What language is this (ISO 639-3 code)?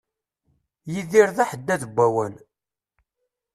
kab